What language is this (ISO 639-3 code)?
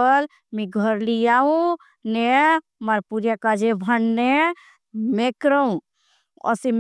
bhb